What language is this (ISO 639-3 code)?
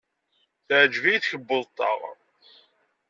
kab